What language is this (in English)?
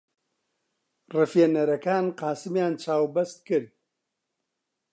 Central Kurdish